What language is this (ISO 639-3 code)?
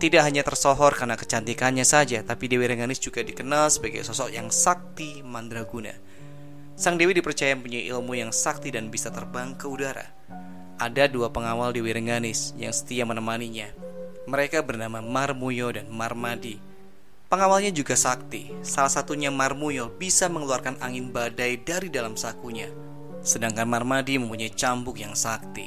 ind